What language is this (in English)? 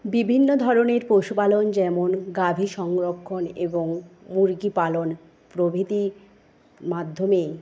Bangla